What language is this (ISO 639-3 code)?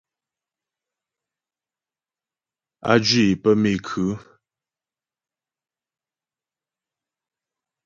bbj